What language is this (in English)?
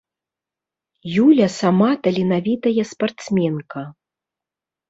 Belarusian